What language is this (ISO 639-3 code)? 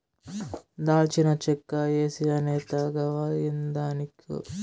tel